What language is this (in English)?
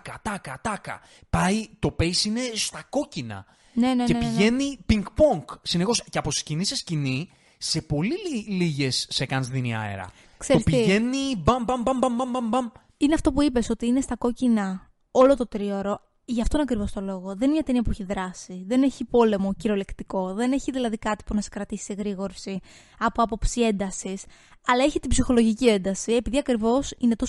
Greek